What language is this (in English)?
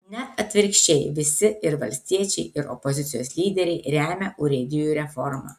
Lithuanian